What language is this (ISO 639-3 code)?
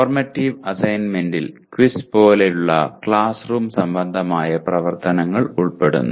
mal